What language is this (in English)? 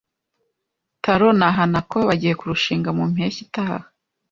Kinyarwanda